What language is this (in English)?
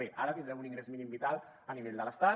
Catalan